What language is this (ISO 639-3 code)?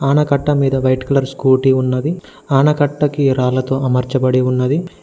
tel